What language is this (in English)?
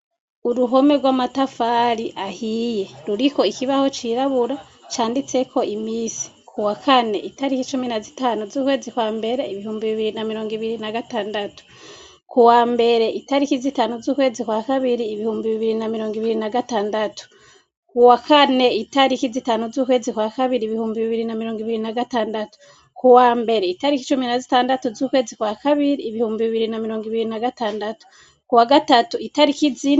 Rundi